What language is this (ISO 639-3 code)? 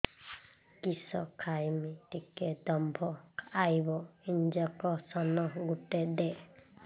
ori